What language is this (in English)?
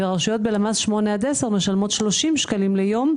Hebrew